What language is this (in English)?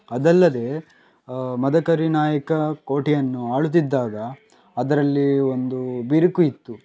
Kannada